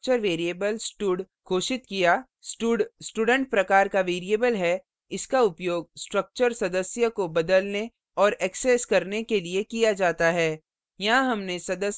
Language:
Hindi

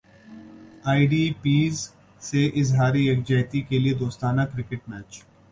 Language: Urdu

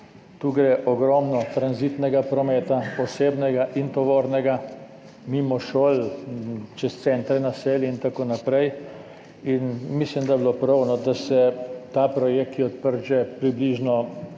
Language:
Slovenian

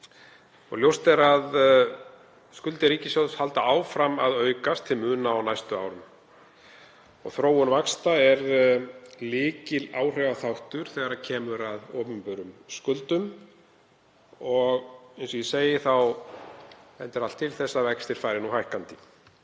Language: Icelandic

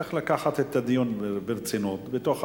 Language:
Hebrew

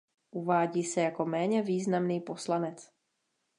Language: Czech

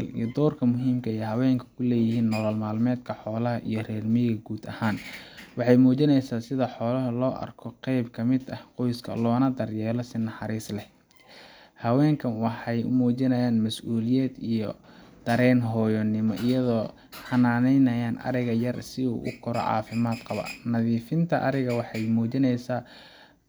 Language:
Somali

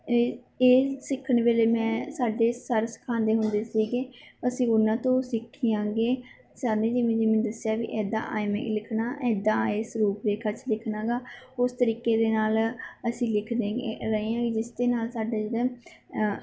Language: Punjabi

